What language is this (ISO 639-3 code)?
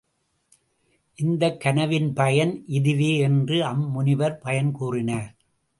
tam